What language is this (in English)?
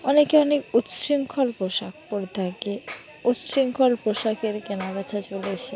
Bangla